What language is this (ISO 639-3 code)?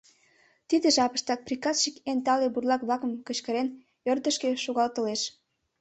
chm